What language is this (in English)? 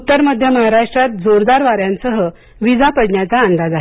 Marathi